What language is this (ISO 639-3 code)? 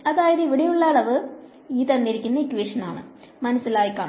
mal